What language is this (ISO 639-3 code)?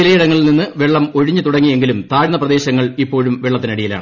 mal